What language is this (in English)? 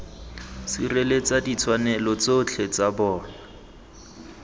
Tswana